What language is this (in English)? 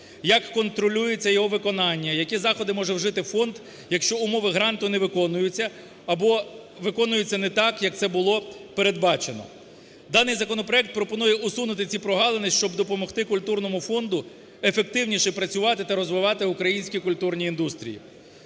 Ukrainian